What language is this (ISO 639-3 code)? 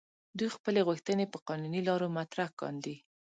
pus